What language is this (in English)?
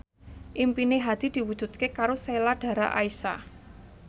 Javanese